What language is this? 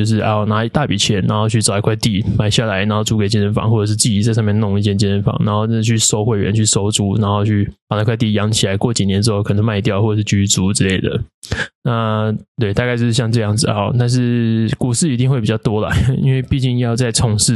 Chinese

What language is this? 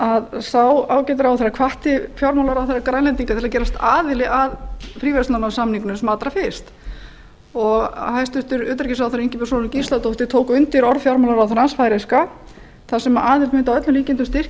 Icelandic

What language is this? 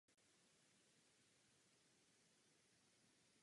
Czech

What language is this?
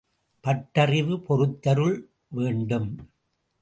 Tamil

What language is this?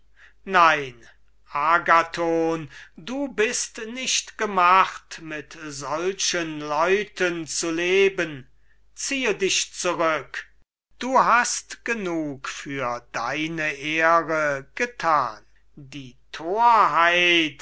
German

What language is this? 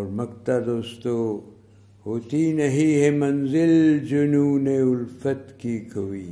Urdu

